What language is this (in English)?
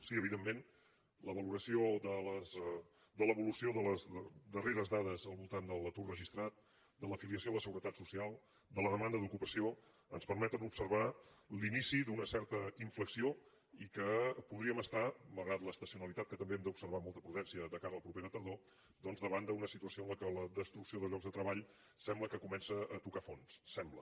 Catalan